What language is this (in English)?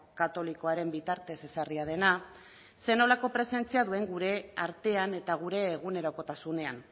Basque